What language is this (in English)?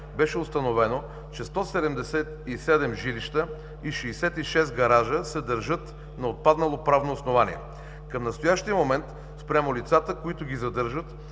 Bulgarian